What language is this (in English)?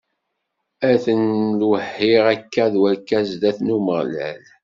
Kabyle